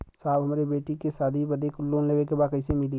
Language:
Bhojpuri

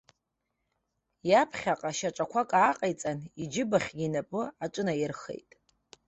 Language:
Abkhazian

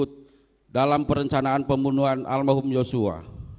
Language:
Indonesian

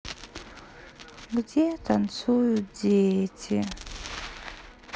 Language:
Russian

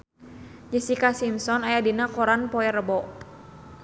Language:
Sundanese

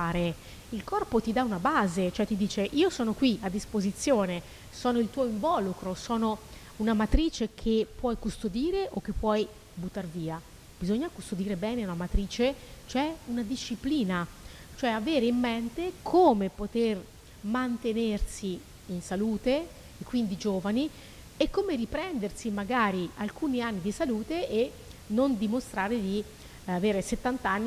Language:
Italian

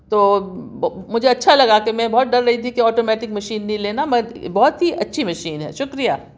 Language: Urdu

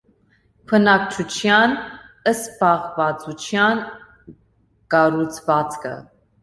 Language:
Armenian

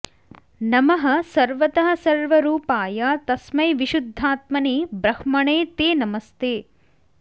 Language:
Sanskrit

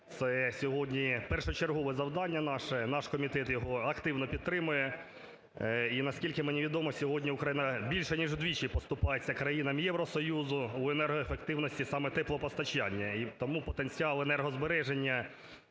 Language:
Ukrainian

